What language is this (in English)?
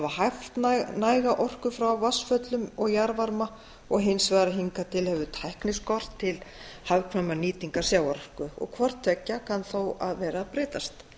Icelandic